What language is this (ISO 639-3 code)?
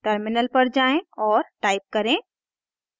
hin